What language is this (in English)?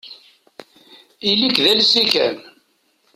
Kabyle